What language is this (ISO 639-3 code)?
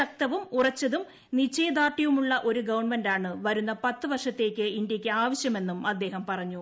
mal